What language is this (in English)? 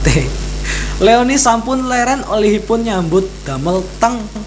Javanese